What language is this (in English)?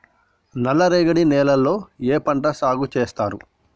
Telugu